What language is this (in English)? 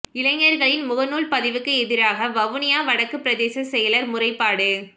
Tamil